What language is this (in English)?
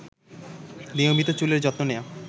Bangla